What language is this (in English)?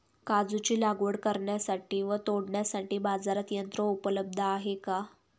Marathi